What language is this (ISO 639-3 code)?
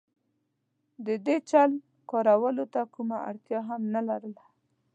pus